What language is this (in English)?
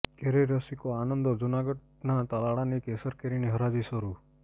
Gujarati